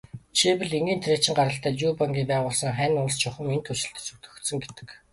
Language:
Mongolian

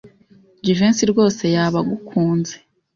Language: Kinyarwanda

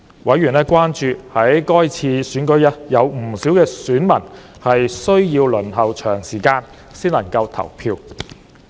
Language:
Cantonese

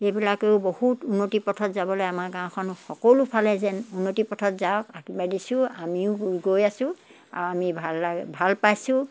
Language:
Assamese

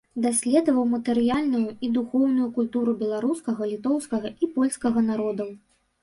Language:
Belarusian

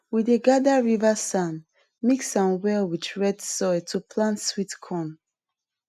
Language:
Nigerian Pidgin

